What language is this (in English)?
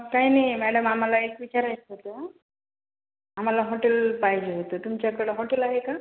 Marathi